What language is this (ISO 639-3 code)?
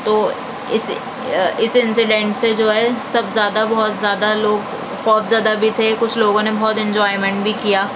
urd